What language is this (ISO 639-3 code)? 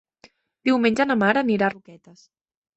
cat